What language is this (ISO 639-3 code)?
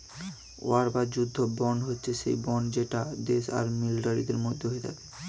ben